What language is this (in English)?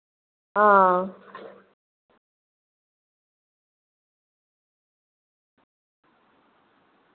Dogri